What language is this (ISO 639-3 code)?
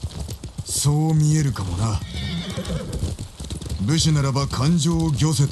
jpn